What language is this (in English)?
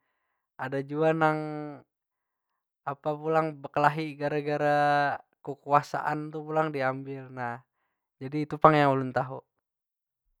Banjar